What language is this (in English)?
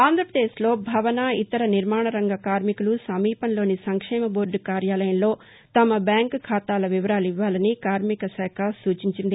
Telugu